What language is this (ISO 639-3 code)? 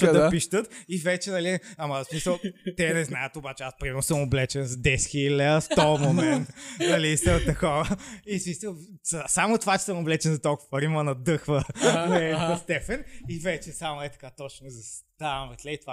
bul